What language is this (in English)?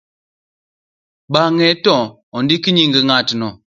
Luo (Kenya and Tanzania)